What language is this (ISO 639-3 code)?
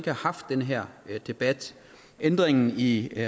dan